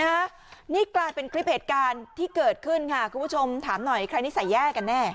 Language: Thai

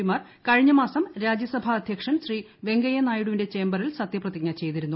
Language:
Malayalam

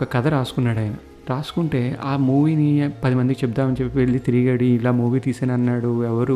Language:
Telugu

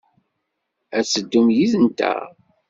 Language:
Kabyle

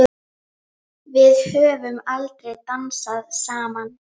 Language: Icelandic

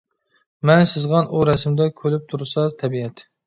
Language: Uyghur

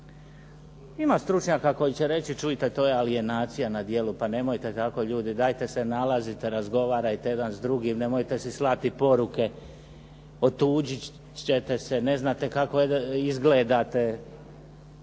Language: Croatian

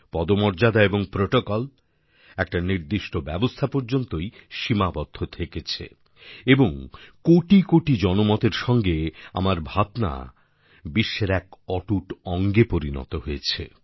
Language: Bangla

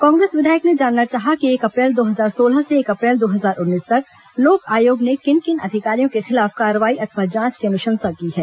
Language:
Hindi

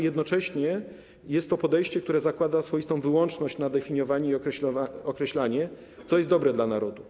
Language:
Polish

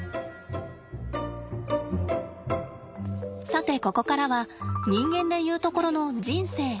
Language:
Japanese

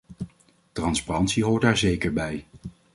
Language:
Dutch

